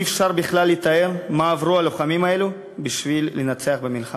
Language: Hebrew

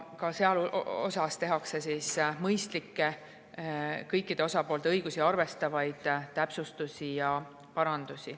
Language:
Estonian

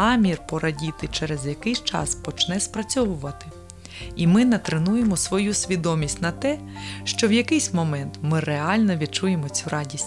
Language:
Ukrainian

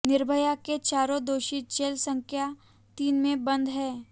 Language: Hindi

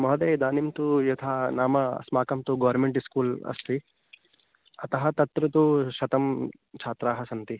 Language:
Sanskrit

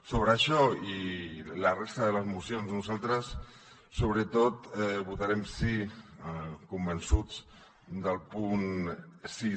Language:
Catalan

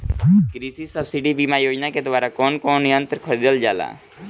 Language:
Bhojpuri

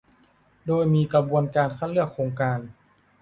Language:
Thai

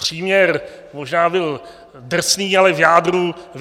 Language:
Czech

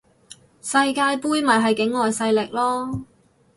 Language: Cantonese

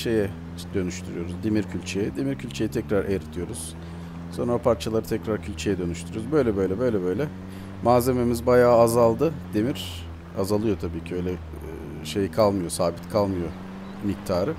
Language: Turkish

